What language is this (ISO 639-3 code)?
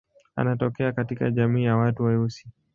swa